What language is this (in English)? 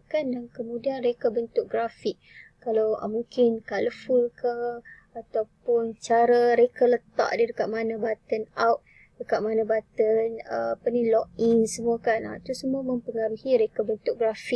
Malay